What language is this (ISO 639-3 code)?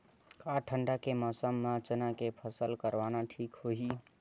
hne